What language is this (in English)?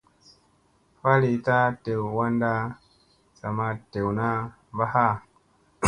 Musey